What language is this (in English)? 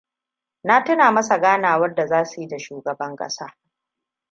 Hausa